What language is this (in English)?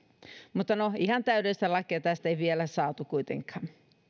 Finnish